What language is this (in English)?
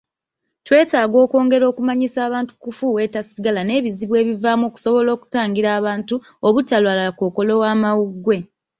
Ganda